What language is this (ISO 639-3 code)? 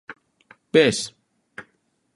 glg